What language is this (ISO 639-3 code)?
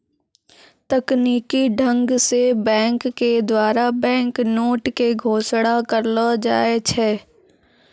mai